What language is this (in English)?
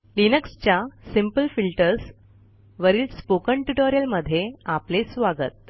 Marathi